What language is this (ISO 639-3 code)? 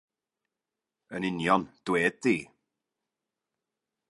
cym